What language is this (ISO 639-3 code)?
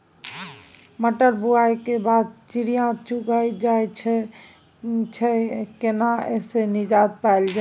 mai